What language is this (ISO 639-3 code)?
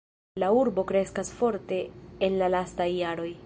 epo